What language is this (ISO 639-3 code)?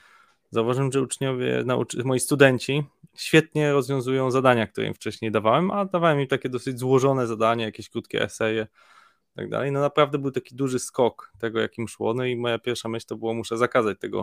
pol